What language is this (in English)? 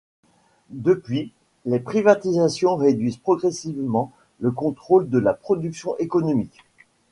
French